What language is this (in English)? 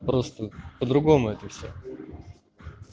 Russian